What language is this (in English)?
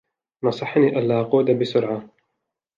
Arabic